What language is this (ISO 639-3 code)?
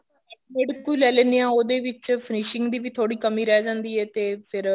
pan